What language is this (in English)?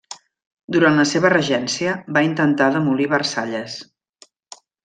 Catalan